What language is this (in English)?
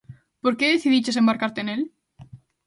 Galician